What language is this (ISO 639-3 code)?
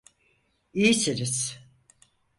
tur